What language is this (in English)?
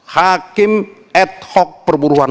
Indonesian